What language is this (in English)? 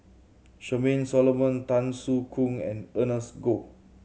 English